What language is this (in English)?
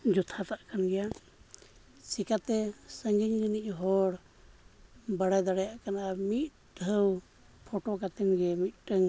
Santali